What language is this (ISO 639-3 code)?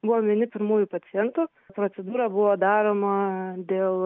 lit